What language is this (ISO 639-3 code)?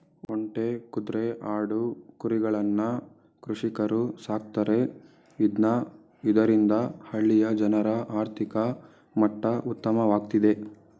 kan